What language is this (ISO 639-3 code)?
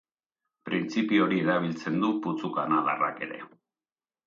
eus